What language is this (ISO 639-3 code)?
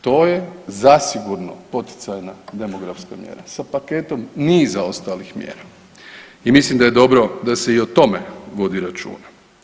hrv